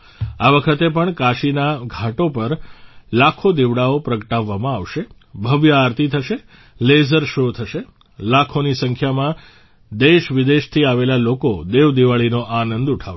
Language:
Gujarati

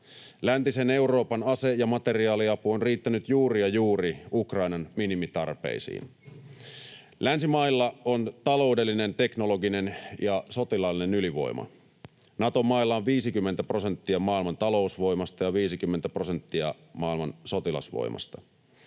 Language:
Finnish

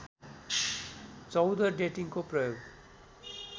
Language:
Nepali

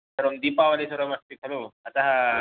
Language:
Sanskrit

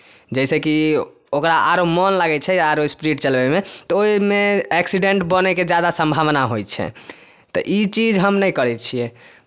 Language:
Maithili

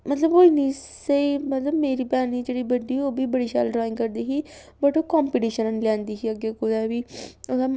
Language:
Dogri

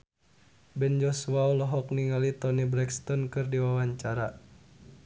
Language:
Sundanese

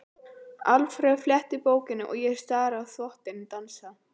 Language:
Icelandic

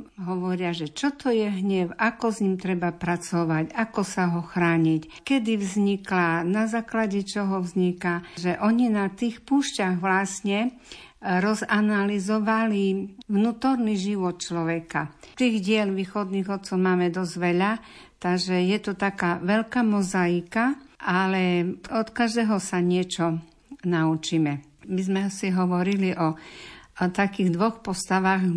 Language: Slovak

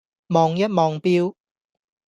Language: Cantonese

